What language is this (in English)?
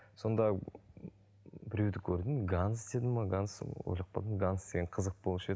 Kazakh